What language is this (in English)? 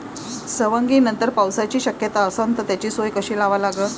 Marathi